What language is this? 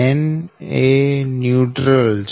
Gujarati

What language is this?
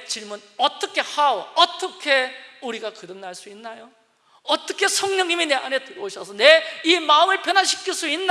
Korean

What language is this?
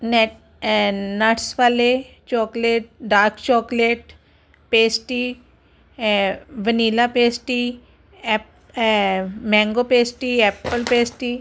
Punjabi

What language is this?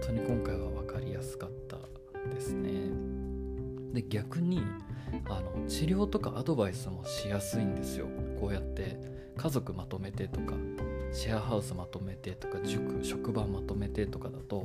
Japanese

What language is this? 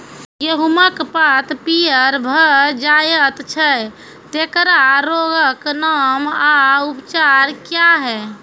Maithili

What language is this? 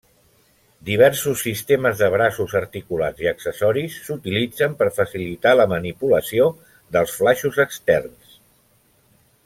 Catalan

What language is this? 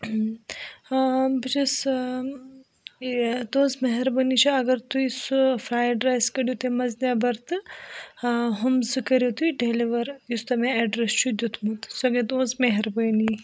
Kashmiri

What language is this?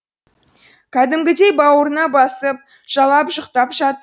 Kazakh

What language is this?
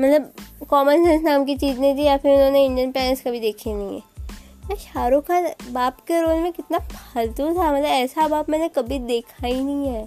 Hindi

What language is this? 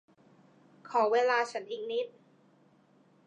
Thai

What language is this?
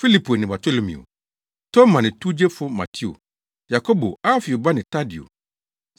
Akan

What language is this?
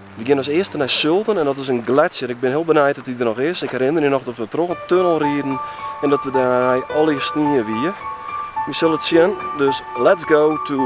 Dutch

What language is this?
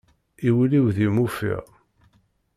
Kabyle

